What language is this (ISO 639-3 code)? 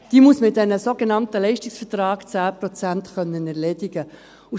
gsw